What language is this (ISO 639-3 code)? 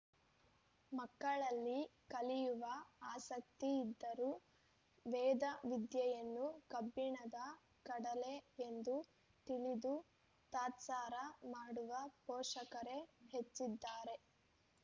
kan